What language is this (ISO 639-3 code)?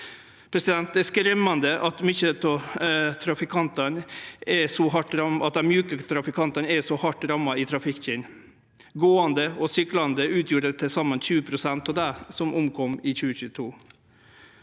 nor